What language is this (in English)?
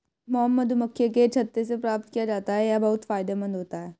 Hindi